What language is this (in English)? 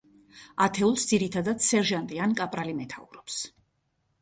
Georgian